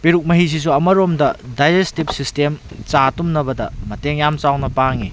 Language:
Manipuri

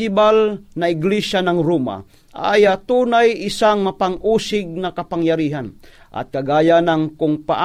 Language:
Filipino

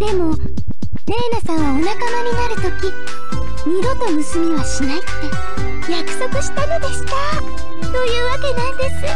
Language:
Japanese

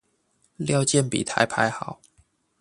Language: Chinese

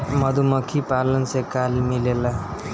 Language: Bhojpuri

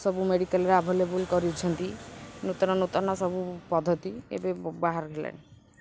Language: Odia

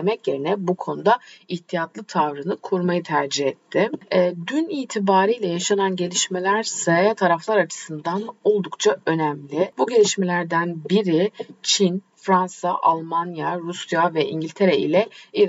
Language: Turkish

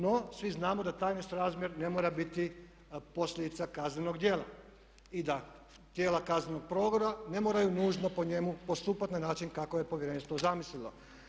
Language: Croatian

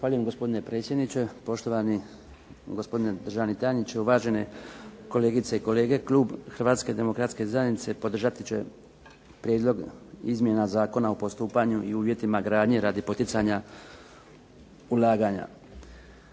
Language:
Croatian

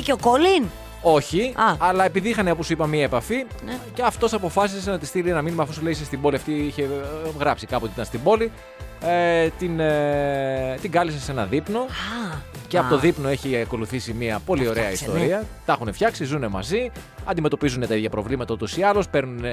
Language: Greek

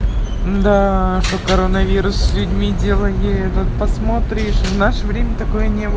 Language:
Russian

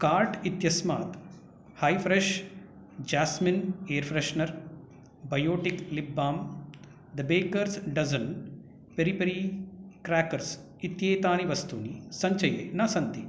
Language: Sanskrit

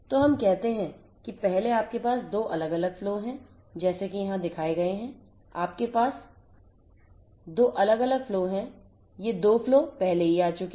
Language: Hindi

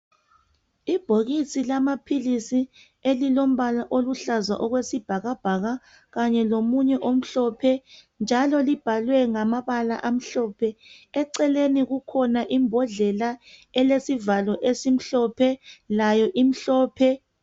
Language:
North Ndebele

